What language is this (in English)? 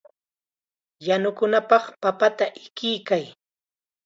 Chiquián Ancash Quechua